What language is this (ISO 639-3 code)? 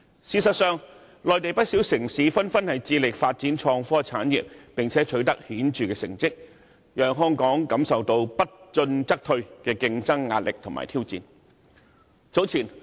yue